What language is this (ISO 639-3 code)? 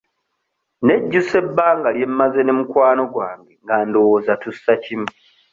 lug